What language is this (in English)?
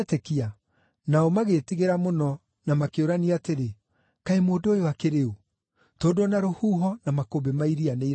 Kikuyu